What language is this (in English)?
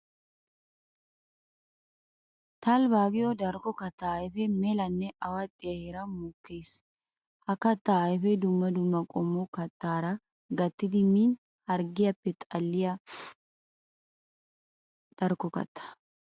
Wolaytta